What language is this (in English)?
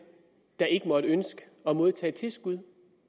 Danish